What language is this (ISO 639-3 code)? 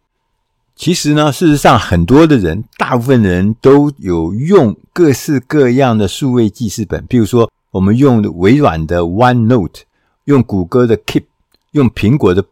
zho